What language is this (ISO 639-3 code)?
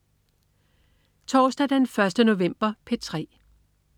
dan